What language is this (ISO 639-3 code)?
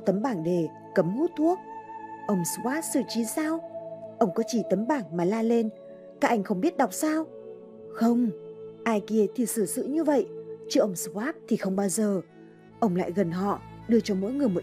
vie